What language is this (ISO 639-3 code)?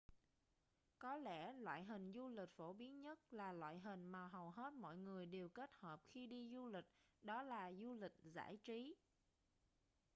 vie